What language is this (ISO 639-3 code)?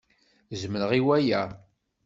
kab